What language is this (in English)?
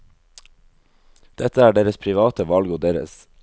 Norwegian